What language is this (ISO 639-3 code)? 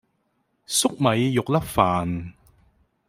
yue